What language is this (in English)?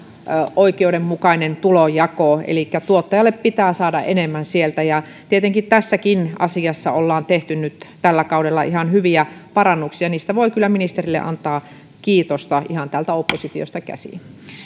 Finnish